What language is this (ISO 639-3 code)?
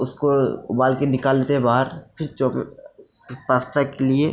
hin